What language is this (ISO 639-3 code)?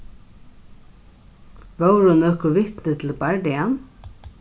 fao